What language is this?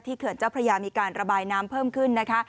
Thai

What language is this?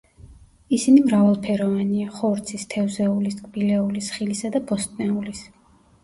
Georgian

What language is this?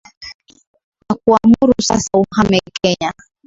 Swahili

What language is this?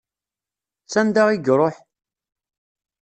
Kabyle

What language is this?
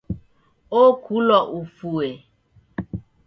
Taita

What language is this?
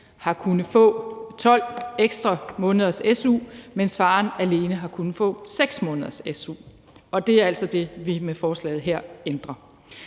Danish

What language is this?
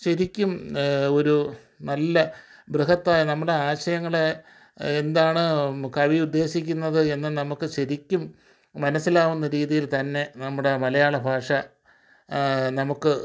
Malayalam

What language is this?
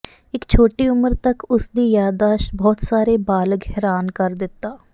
Punjabi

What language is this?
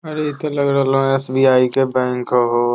Magahi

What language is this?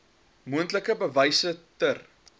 Afrikaans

